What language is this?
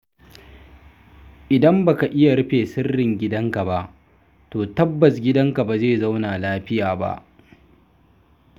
Hausa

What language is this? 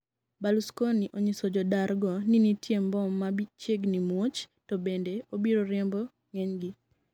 Luo (Kenya and Tanzania)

